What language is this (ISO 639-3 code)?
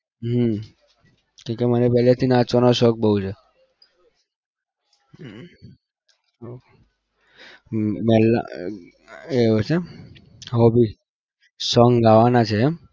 guj